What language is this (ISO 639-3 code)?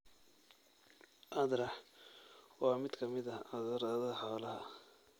som